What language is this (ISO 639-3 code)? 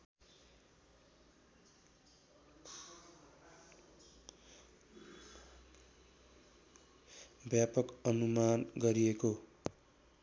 nep